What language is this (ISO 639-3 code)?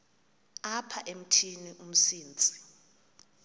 xho